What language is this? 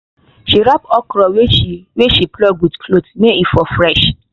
Nigerian Pidgin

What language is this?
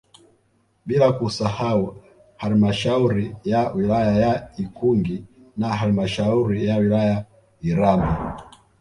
Swahili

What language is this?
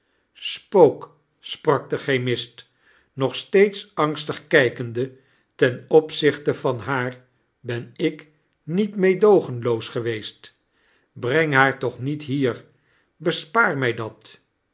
Dutch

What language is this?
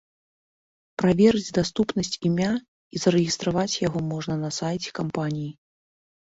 Belarusian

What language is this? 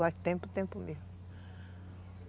Portuguese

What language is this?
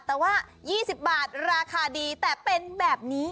Thai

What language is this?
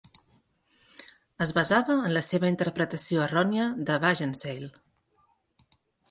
Catalan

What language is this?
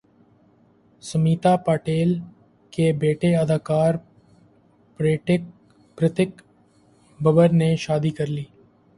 Urdu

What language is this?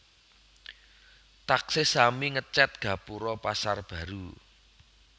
Javanese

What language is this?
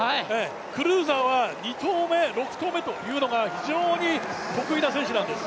Japanese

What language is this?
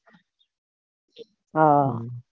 Gujarati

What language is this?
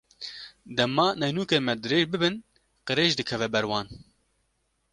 Kurdish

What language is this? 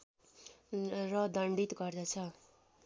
Nepali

